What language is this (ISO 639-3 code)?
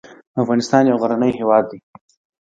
pus